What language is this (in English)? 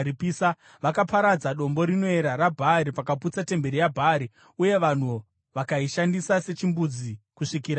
Shona